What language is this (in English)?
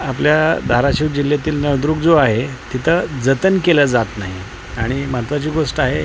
Marathi